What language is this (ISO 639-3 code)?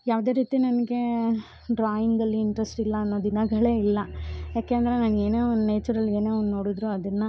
kan